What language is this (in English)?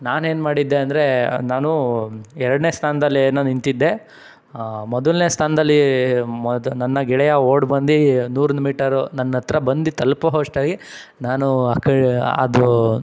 Kannada